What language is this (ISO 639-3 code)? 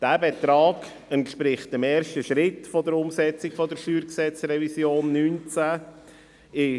gsw